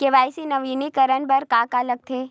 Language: Chhattisgarhi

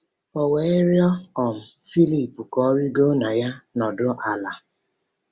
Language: Igbo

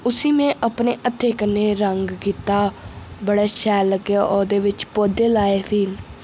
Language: Dogri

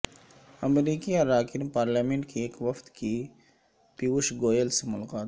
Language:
Urdu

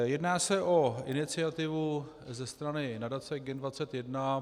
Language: Czech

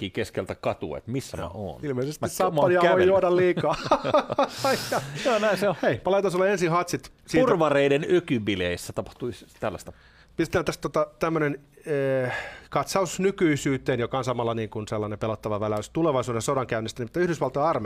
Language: Finnish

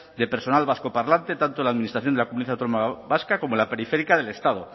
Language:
Spanish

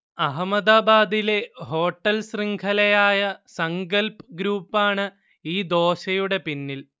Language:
Malayalam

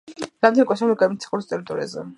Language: Georgian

